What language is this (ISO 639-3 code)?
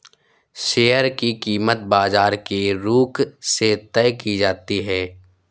hin